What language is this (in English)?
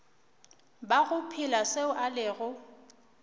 Northern Sotho